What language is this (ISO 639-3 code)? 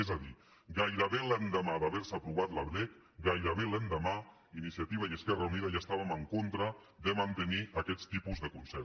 cat